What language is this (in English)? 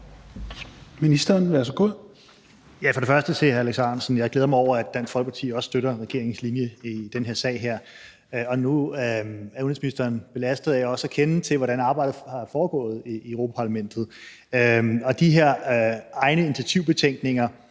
Danish